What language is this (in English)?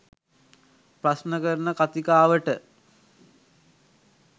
Sinhala